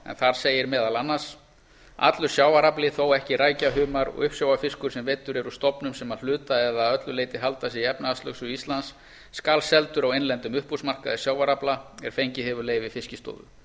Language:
Icelandic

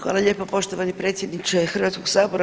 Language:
Croatian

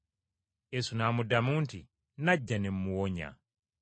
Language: Ganda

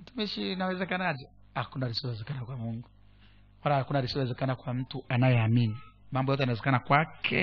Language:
Swahili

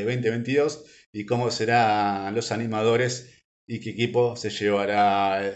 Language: Spanish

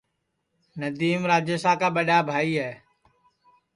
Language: Sansi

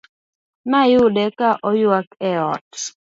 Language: Luo (Kenya and Tanzania)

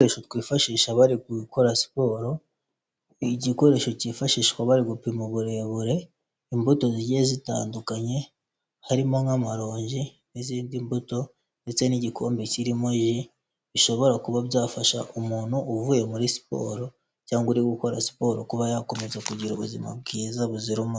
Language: Kinyarwanda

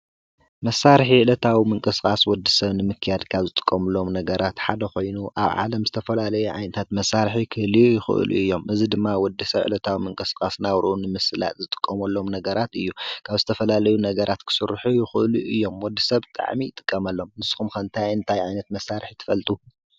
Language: Tigrinya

